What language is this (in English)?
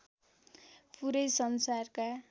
Nepali